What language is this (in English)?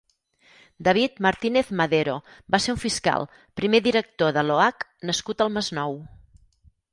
Catalan